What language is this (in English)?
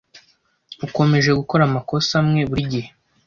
Kinyarwanda